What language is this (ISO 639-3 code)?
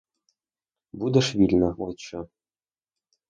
ukr